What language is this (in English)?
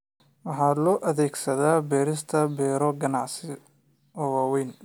Somali